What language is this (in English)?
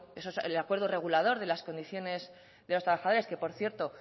Spanish